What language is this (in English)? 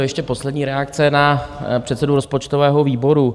Czech